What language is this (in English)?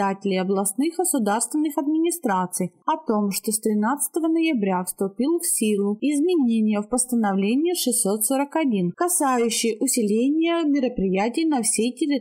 Russian